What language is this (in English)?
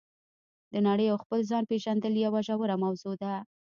Pashto